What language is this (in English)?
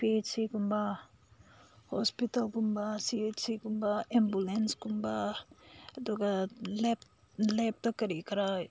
Manipuri